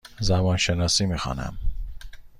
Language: Persian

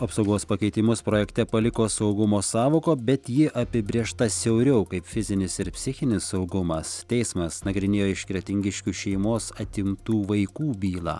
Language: Lithuanian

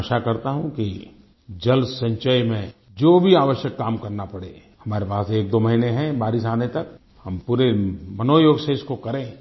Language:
Hindi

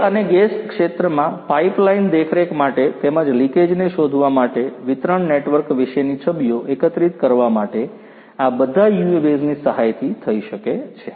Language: Gujarati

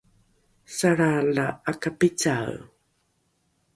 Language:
Rukai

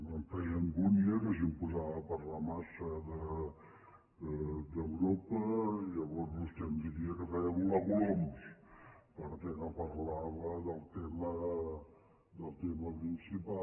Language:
Catalan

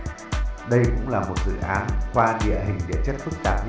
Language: Vietnamese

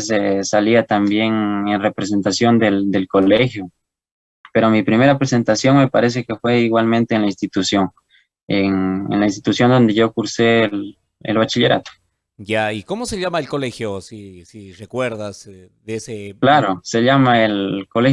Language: Spanish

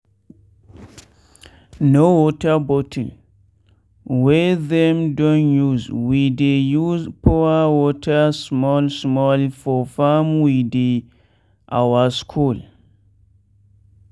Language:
Nigerian Pidgin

